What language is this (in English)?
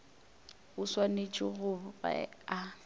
Northern Sotho